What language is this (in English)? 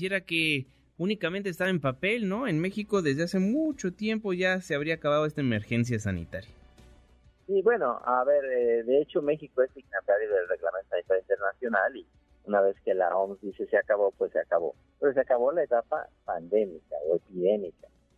Spanish